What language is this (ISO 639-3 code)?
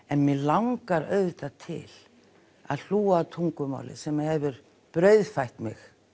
isl